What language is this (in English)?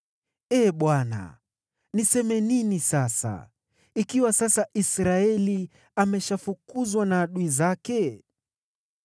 Swahili